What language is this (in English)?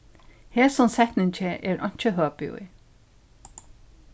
Faroese